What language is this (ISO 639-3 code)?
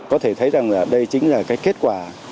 vie